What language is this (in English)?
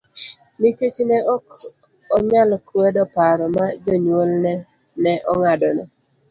Luo (Kenya and Tanzania)